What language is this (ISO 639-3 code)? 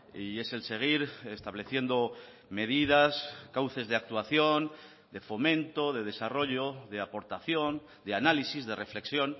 spa